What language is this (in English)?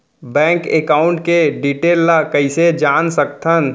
Chhattisgarhi